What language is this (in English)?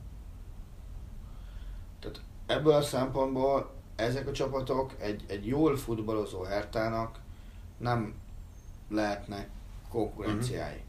Hungarian